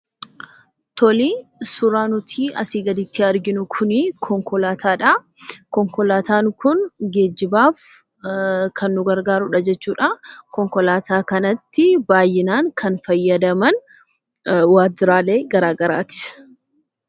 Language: Oromo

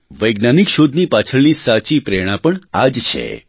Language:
Gujarati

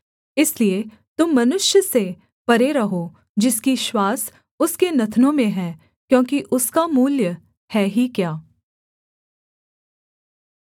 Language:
Hindi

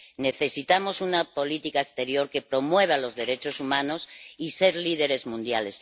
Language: Spanish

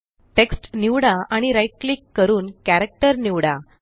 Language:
Marathi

